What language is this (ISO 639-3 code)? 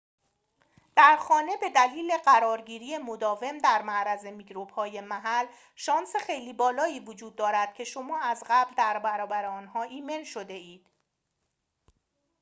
fas